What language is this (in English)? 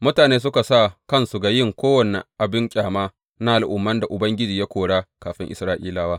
Hausa